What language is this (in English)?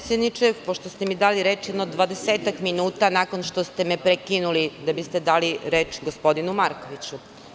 Serbian